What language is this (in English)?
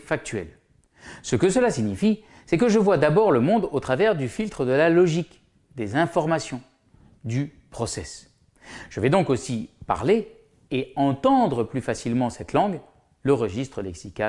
French